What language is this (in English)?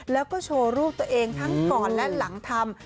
Thai